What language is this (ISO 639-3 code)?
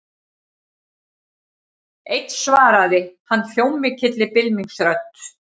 isl